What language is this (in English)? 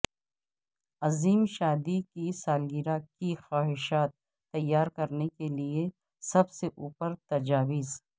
Urdu